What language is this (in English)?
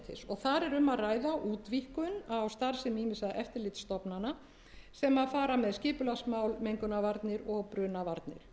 Icelandic